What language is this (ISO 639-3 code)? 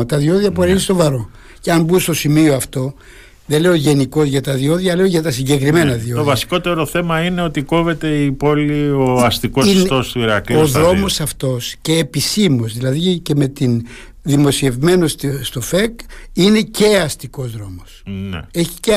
ell